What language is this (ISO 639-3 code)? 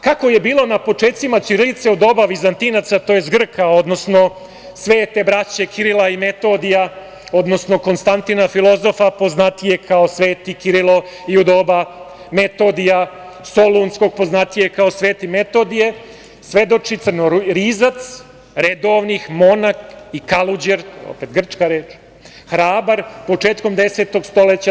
srp